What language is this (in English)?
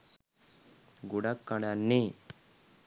Sinhala